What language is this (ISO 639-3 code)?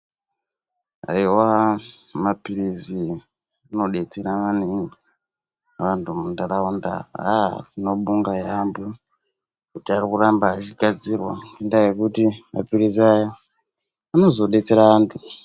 ndc